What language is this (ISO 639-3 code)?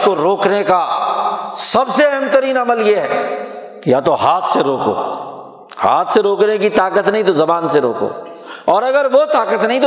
urd